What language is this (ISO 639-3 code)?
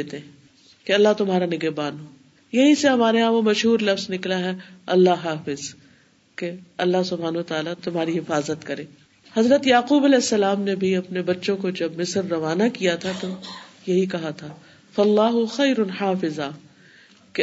urd